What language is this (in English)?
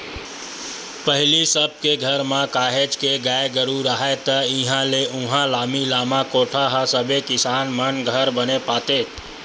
Chhattisgarhi